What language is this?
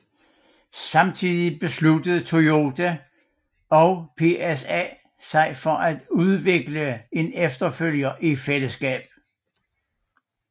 Danish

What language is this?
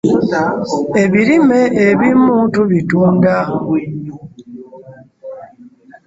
Ganda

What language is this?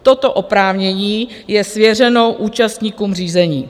Czech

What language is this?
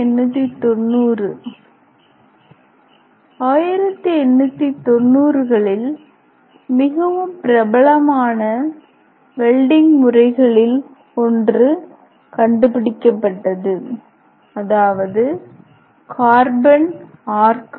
Tamil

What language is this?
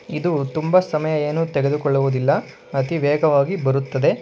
Kannada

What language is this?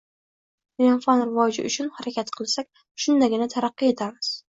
Uzbek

